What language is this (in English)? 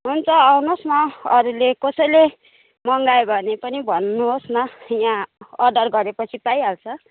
Nepali